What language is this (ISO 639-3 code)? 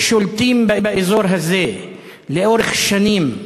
heb